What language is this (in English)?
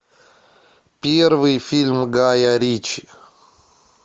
Russian